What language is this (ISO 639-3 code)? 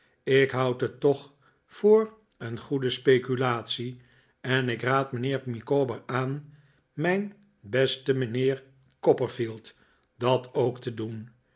nld